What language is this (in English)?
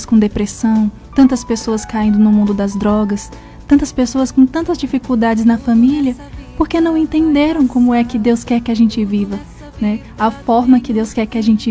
Portuguese